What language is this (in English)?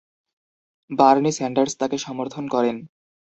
Bangla